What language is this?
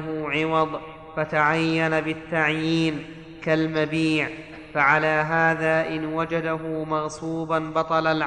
Arabic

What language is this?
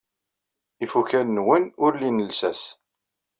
Kabyle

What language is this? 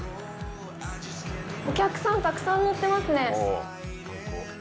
Japanese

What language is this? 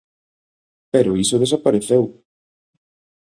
Galician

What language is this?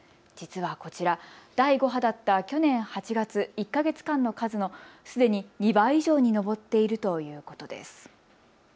Japanese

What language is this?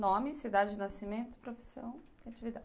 Portuguese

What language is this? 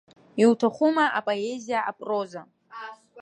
Abkhazian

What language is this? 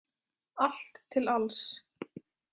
Icelandic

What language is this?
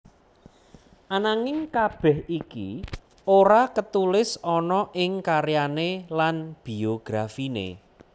Javanese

